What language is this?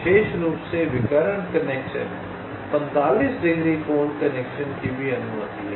Hindi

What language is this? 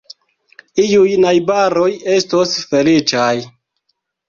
Esperanto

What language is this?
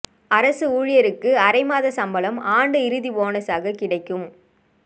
Tamil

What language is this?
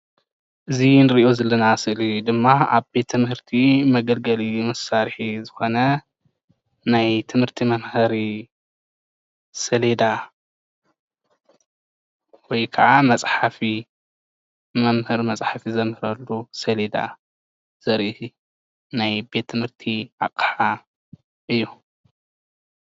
Tigrinya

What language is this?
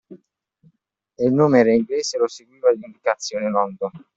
Italian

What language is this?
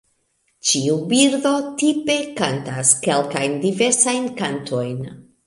Esperanto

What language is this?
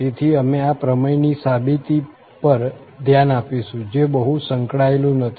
Gujarati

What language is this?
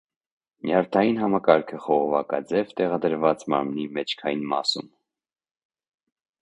Armenian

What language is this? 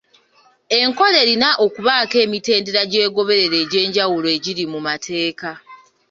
Ganda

